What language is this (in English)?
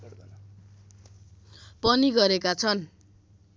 Nepali